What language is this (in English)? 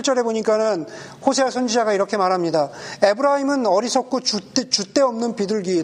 Korean